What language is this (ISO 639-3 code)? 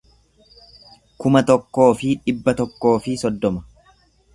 orm